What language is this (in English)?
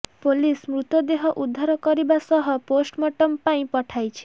Odia